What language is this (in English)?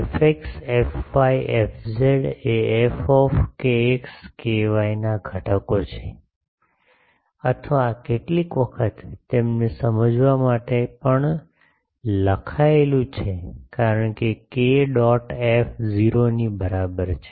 Gujarati